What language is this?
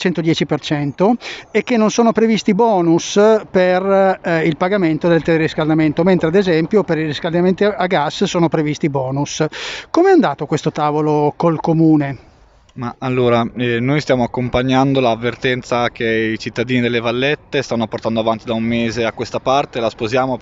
Italian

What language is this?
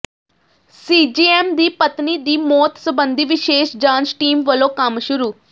Punjabi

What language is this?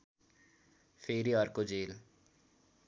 Nepali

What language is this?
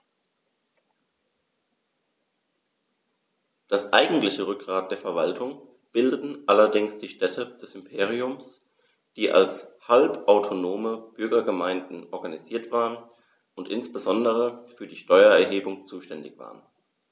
German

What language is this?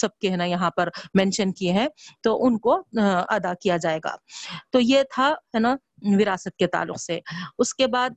Urdu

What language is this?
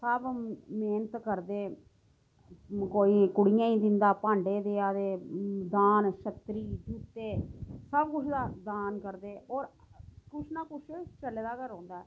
Dogri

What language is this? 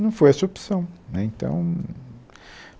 Portuguese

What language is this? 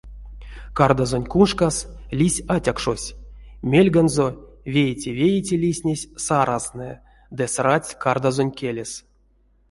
Erzya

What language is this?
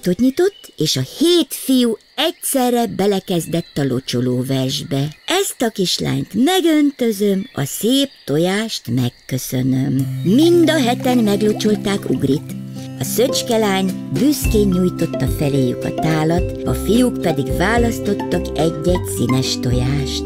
Hungarian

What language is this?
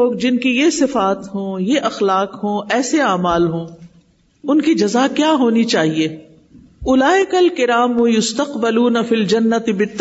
Urdu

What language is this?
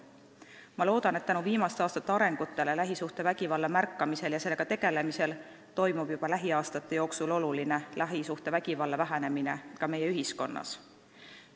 Estonian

